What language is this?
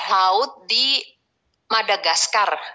Indonesian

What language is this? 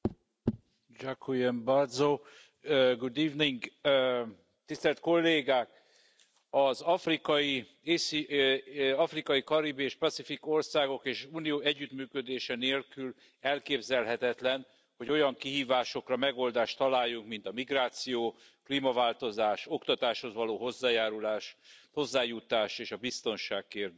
Hungarian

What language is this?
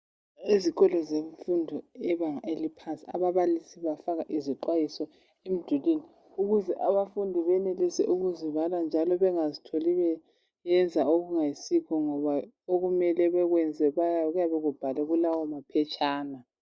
North Ndebele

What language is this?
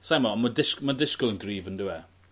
Welsh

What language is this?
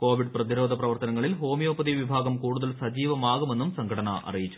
Malayalam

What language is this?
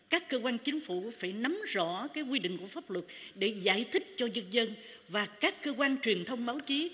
Vietnamese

